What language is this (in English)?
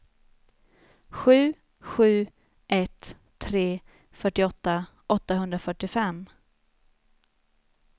Swedish